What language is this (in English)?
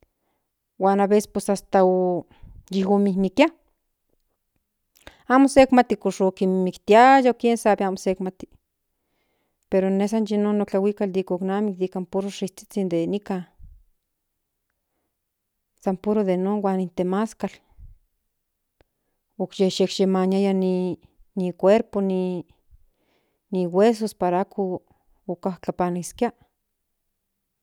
Central Nahuatl